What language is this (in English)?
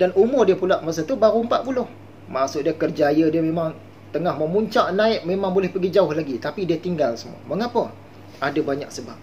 Malay